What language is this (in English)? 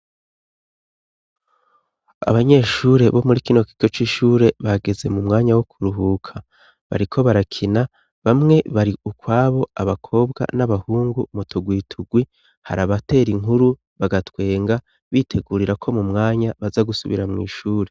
Rundi